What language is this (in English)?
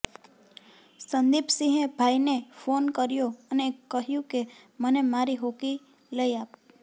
Gujarati